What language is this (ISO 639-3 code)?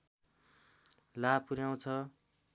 nep